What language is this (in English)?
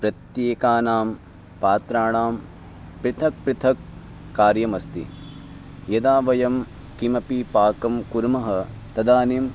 Sanskrit